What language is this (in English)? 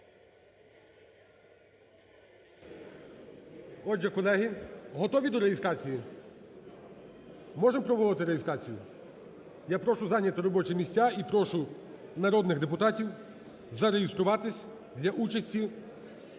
Ukrainian